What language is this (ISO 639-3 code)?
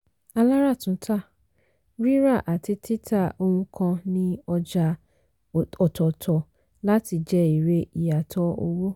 yor